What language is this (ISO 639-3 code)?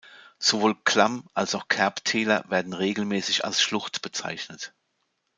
deu